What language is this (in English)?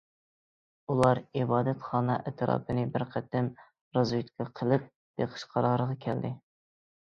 Uyghur